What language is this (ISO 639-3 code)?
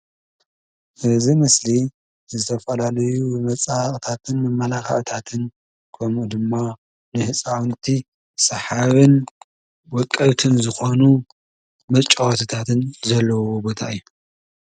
tir